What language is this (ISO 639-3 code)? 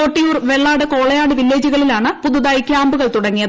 mal